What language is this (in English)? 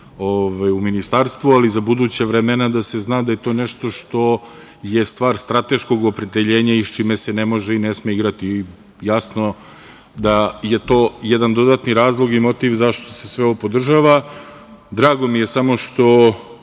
Serbian